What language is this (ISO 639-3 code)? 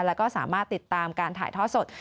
tha